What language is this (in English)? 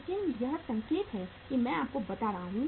Hindi